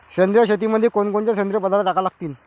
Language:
Marathi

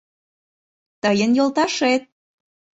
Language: Mari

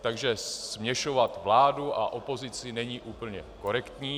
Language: Czech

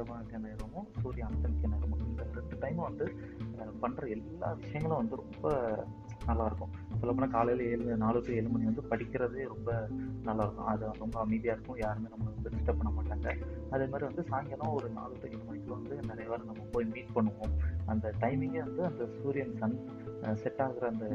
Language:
Tamil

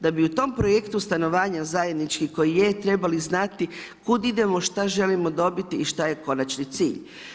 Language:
Croatian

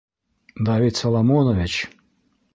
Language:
Bashkir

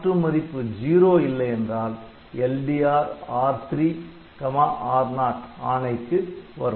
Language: Tamil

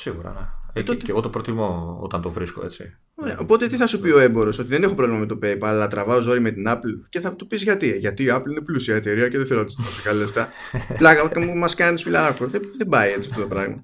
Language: Greek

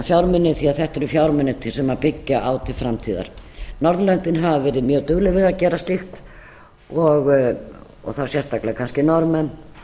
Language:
Icelandic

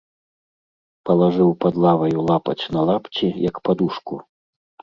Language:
Belarusian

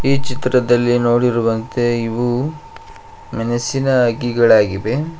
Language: Kannada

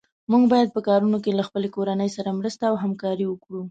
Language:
Pashto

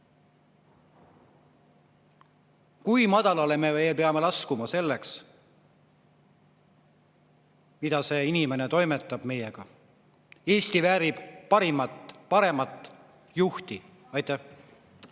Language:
Estonian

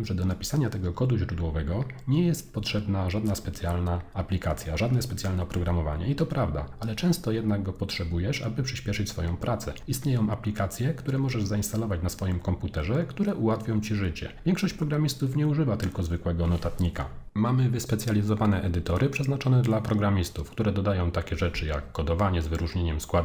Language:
Polish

